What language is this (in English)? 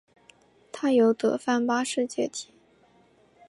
Chinese